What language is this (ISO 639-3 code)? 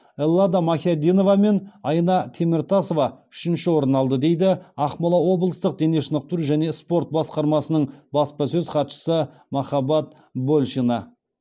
kaz